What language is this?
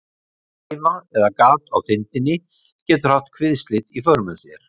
Icelandic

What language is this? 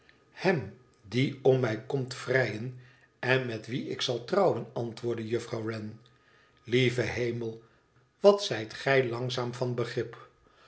Dutch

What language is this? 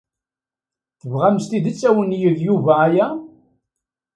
Kabyle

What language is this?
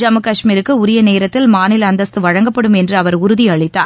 Tamil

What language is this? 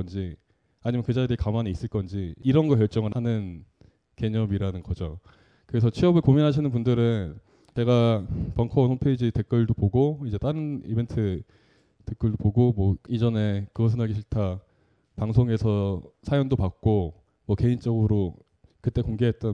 Korean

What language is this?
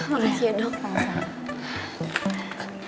Indonesian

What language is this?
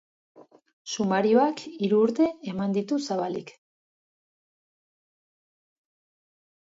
Basque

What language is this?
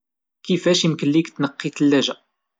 Moroccan Arabic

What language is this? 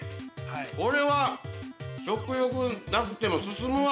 Japanese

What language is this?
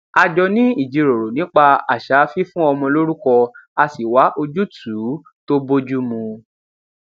Yoruba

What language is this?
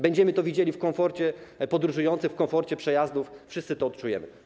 Polish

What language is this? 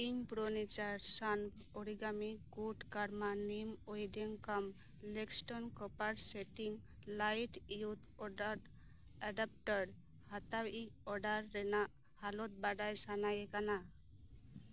Santali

